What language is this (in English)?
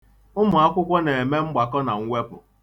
Igbo